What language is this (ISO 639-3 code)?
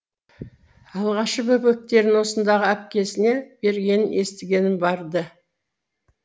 kaz